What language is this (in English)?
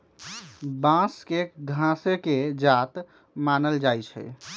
Magahi